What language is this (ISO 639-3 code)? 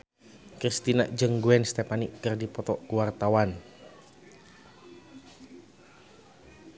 sun